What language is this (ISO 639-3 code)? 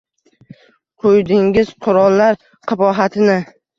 uzb